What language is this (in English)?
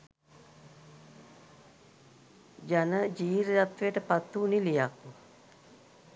Sinhala